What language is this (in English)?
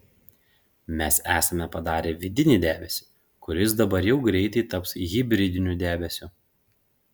Lithuanian